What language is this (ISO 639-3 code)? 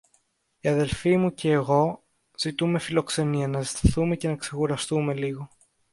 ell